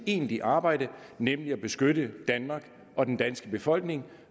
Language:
Danish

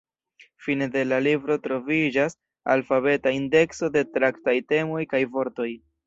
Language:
Esperanto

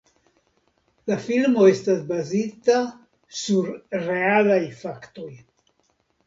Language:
Esperanto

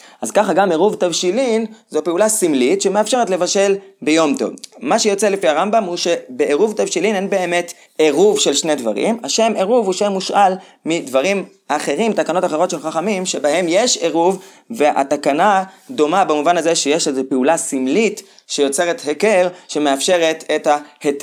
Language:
Hebrew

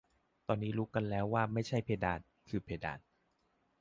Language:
Thai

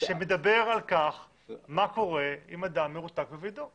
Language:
Hebrew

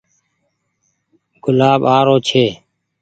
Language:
Goaria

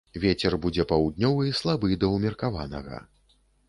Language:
Belarusian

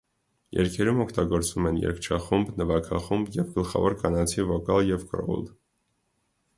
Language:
Armenian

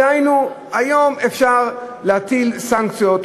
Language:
Hebrew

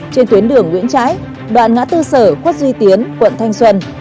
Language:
Vietnamese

